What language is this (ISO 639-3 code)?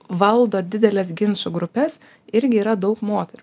lit